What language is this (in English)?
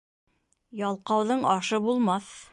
Bashkir